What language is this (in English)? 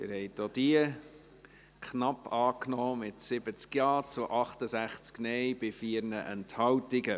Swiss German